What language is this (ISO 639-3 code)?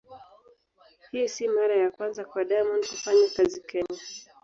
swa